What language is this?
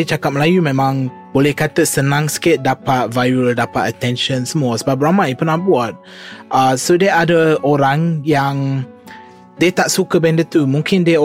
Malay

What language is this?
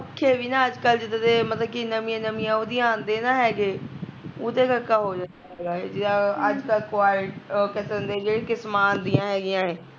Punjabi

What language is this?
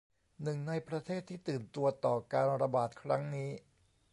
Thai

